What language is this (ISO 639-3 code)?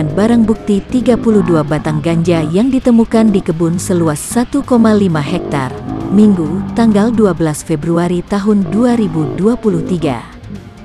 ind